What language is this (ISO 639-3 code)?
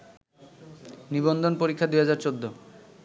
ben